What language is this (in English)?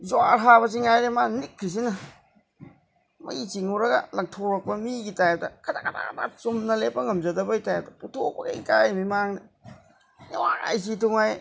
Manipuri